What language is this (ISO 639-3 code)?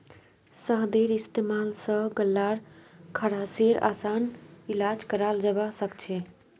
mag